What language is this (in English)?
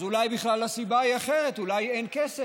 Hebrew